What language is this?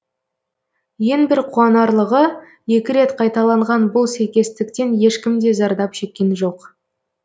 Kazakh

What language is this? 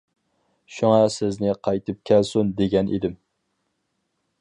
Uyghur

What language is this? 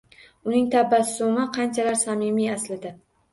Uzbek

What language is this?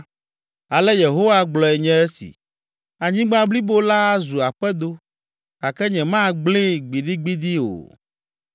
Ewe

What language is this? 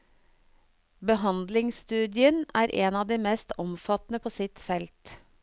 Norwegian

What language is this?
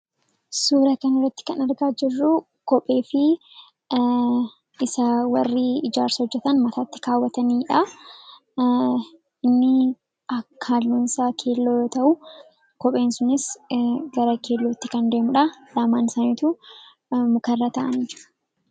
Oromo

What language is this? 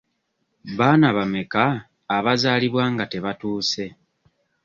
Ganda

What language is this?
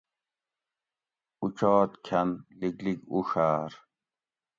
Gawri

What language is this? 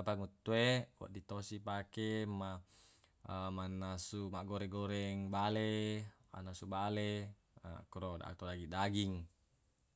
Buginese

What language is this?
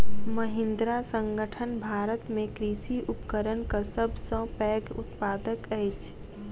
Maithili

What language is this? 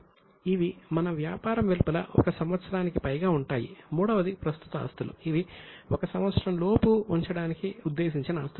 Telugu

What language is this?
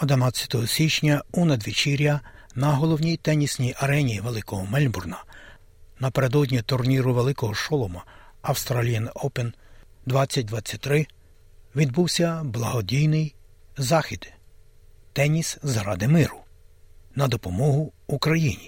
Ukrainian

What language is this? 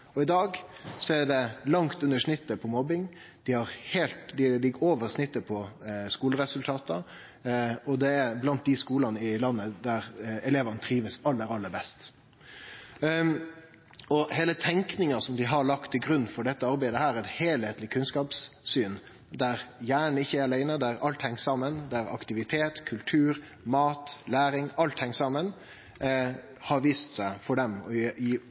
Norwegian Nynorsk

